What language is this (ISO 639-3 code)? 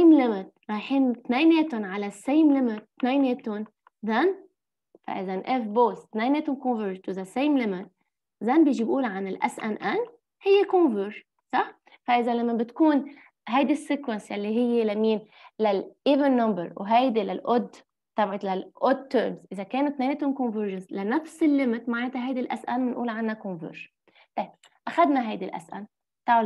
ara